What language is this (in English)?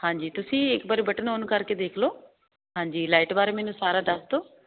Punjabi